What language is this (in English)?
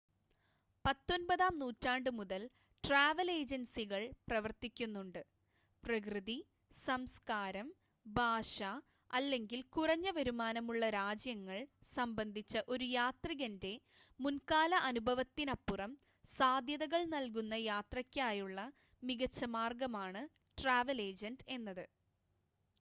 Malayalam